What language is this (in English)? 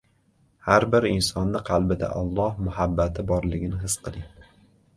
Uzbek